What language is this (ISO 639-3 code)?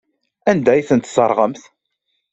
kab